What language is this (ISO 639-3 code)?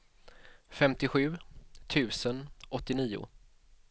swe